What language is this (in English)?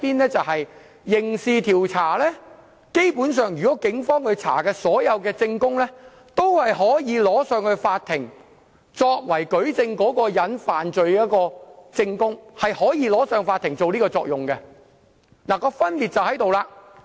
Cantonese